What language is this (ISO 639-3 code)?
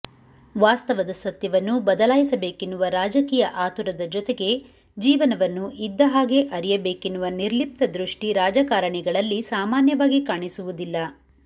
kan